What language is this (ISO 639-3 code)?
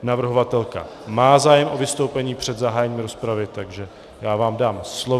ces